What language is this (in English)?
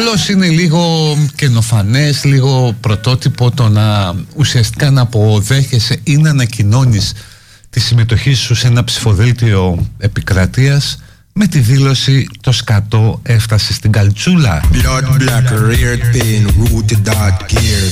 Greek